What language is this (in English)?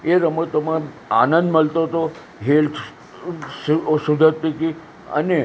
Gujarati